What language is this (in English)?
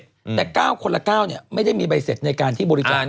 Thai